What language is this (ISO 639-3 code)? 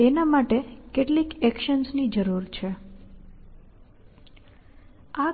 guj